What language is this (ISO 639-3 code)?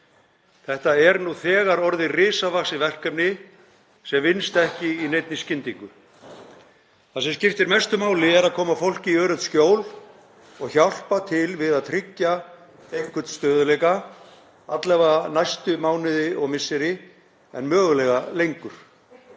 isl